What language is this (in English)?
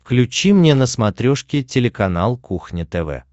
Russian